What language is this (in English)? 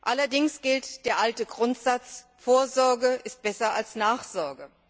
German